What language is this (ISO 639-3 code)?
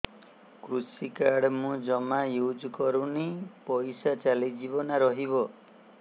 ori